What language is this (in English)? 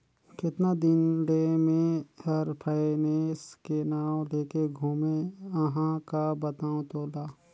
Chhattisgarhi